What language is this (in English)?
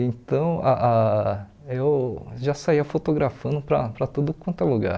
Portuguese